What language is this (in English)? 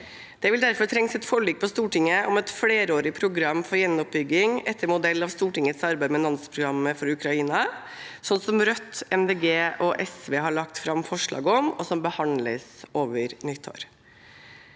Norwegian